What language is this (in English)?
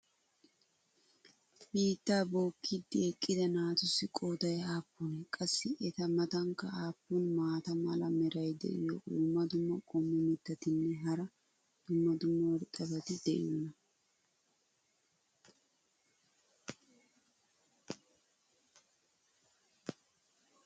Wolaytta